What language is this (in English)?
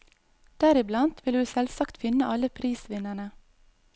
Norwegian